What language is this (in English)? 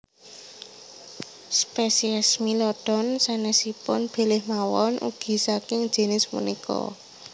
Javanese